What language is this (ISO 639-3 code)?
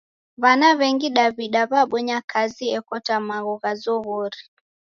dav